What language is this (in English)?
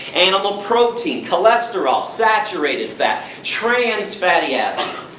English